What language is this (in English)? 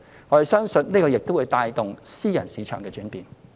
Cantonese